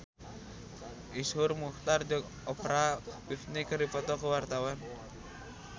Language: Sundanese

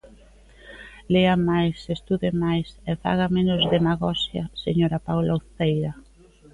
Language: Galician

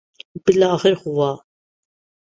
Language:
Urdu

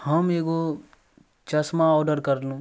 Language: Maithili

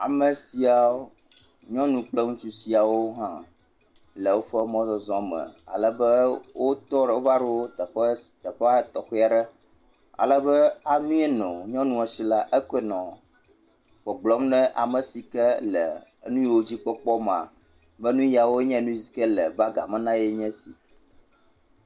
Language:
Ewe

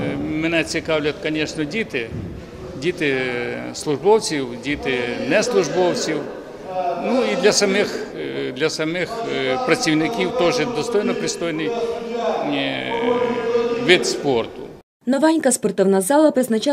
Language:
Ukrainian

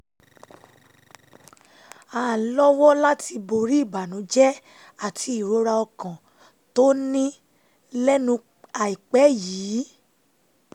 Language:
Yoruba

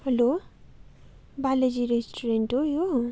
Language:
Nepali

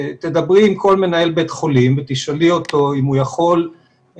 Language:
Hebrew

